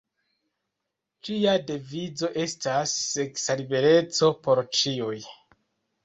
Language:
Esperanto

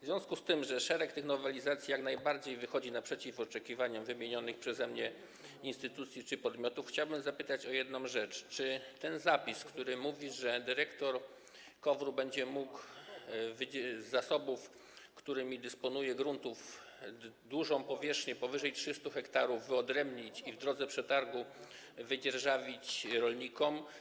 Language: Polish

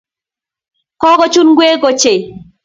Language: Kalenjin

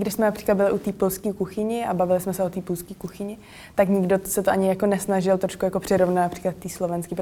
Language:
Czech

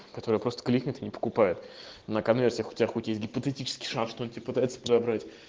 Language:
Russian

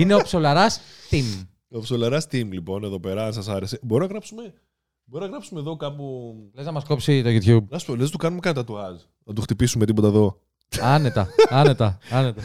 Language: Greek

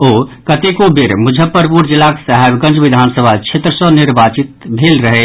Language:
Maithili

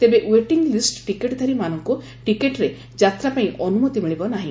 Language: Odia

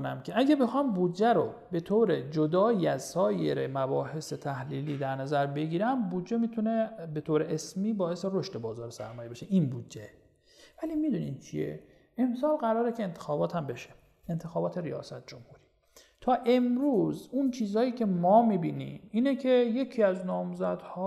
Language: Persian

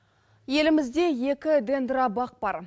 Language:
Kazakh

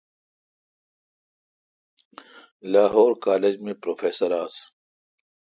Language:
Kalkoti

